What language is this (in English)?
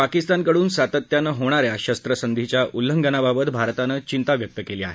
Marathi